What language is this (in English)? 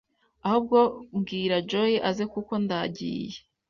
Kinyarwanda